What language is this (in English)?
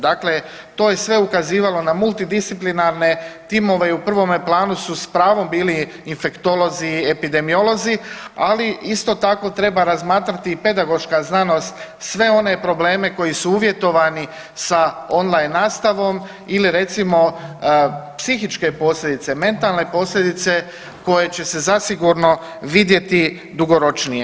Croatian